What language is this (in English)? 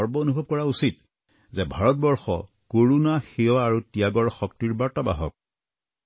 Assamese